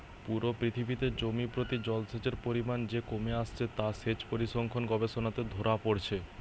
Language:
Bangla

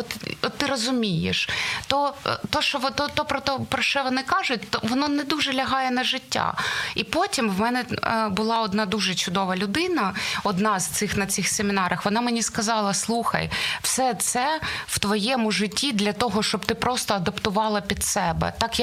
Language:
Ukrainian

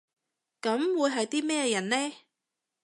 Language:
Cantonese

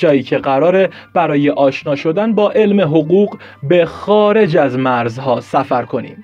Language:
Persian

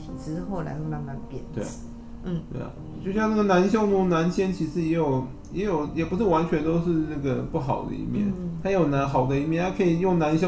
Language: Chinese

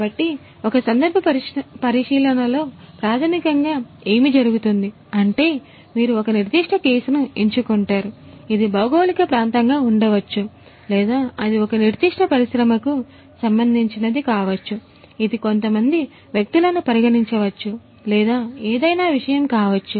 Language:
Telugu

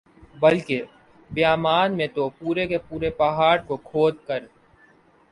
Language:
Urdu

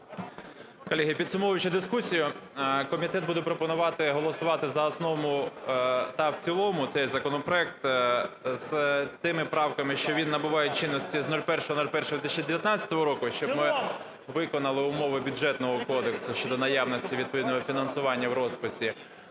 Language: Ukrainian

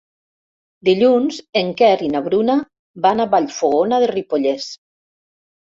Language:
Catalan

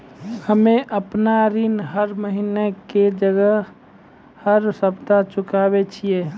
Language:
Maithili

